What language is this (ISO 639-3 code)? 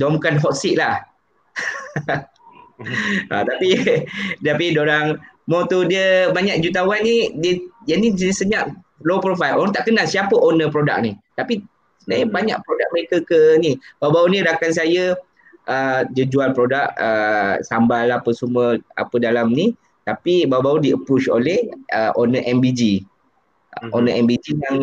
msa